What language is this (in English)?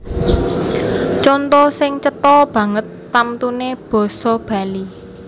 Javanese